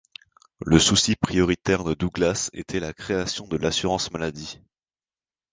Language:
French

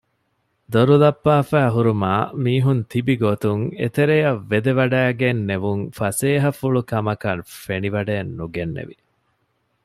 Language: Divehi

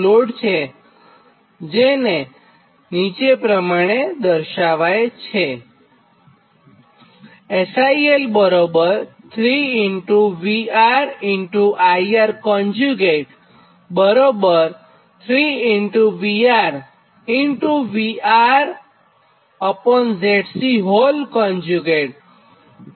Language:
Gujarati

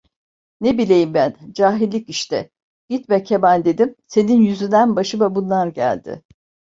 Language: Turkish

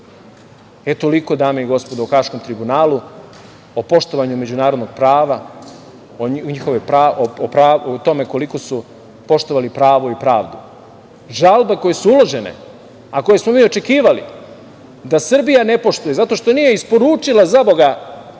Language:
Serbian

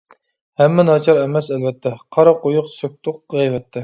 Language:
Uyghur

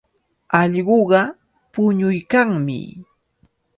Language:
Cajatambo North Lima Quechua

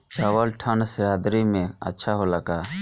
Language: Bhojpuri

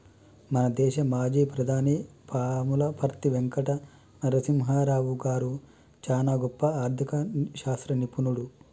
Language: Telugu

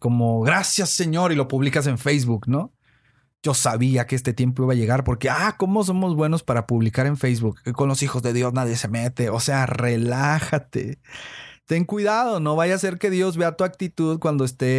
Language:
Spanish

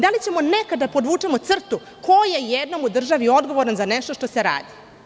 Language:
Serbian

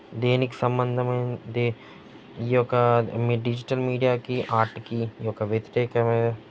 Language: Telugu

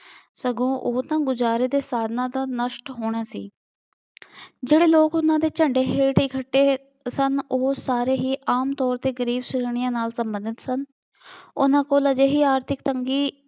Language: Punjabi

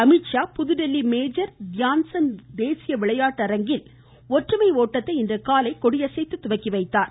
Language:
Tamil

